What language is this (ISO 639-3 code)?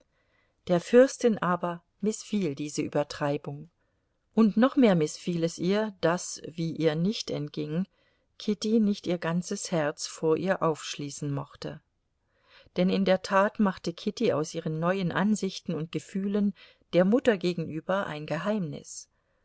deu